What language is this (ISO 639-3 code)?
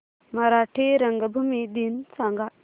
mar